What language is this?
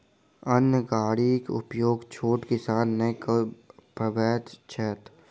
Maithili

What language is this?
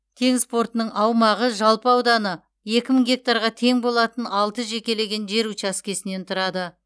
Kazakh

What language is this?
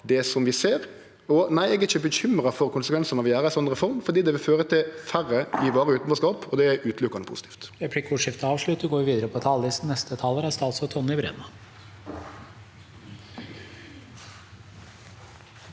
Norwegian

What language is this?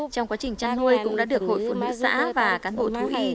Vietnamese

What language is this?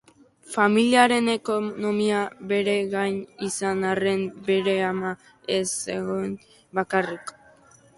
Basque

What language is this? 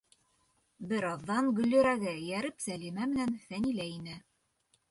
Bashkir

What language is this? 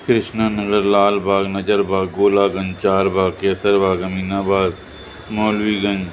Sindhi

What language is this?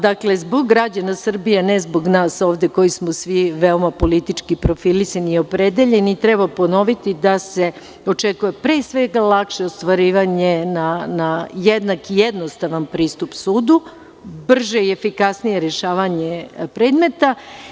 Serbian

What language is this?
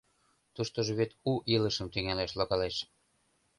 Mari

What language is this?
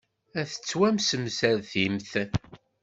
Kabyle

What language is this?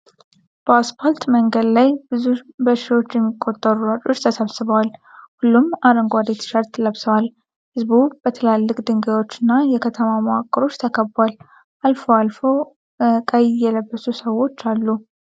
Amharic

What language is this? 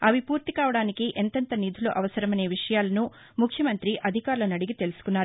Telugu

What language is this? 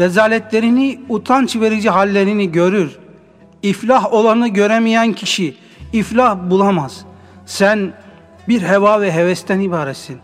Turkish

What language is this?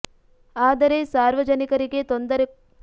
Kannada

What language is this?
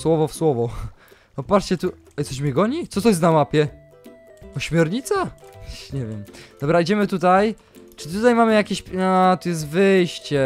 Polish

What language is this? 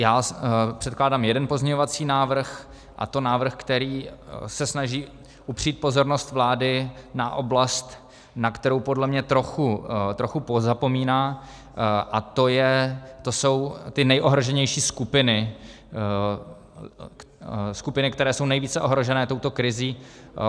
Czech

